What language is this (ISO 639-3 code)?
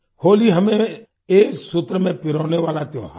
hin